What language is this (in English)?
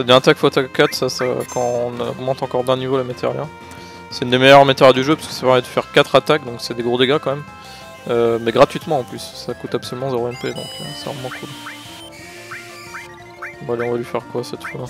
French